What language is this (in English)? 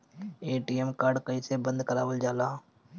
Bhojpuri